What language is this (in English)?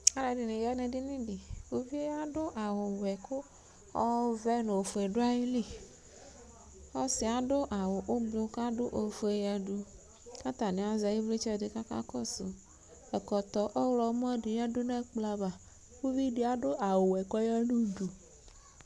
Ikposo